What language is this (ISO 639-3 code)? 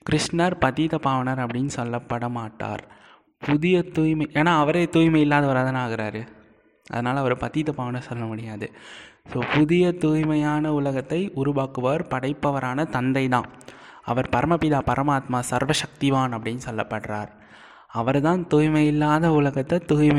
tam